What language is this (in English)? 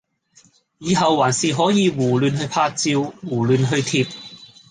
Cantonese